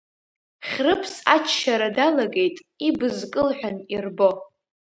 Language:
Abkhazian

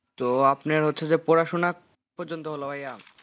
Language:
Bangla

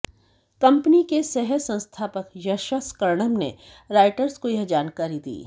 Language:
Hindi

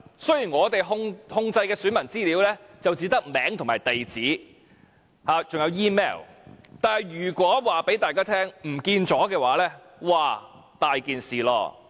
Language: Cantonese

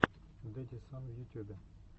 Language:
Russian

